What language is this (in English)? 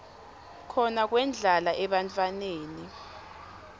Swati